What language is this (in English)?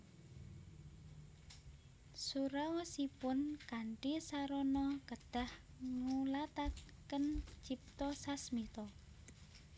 Javanese